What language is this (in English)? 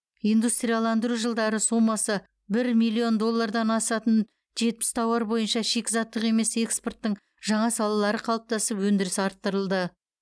Kazakh